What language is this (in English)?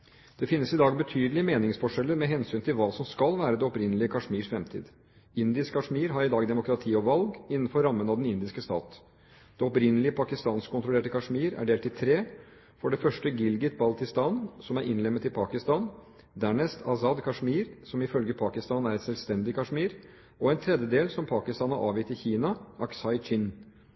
Norwegian Bokmål